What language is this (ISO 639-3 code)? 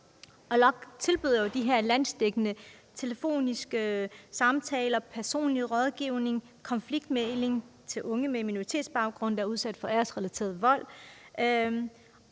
dan